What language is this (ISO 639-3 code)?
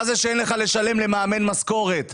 heb